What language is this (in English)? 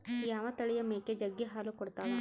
Kannada